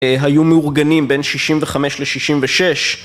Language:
Hebrew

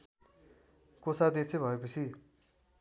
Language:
Nepali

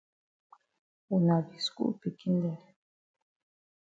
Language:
Cameroon Pidgin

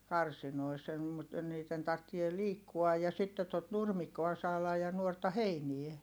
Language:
Finnish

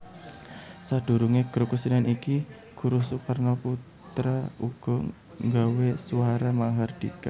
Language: Javanese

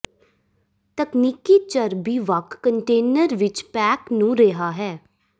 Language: Punjabi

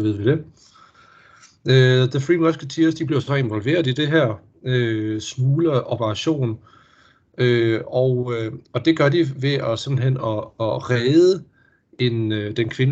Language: Danish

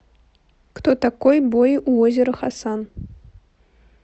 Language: Russian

